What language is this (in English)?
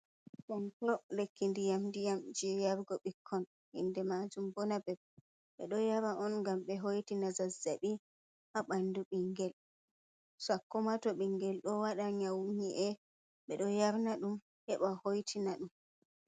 Fula